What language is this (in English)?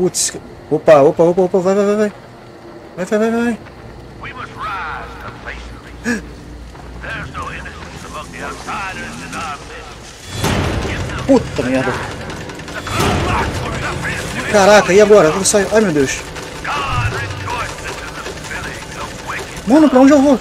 Portuguese